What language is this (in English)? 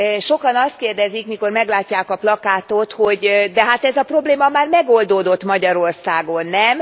Hungarian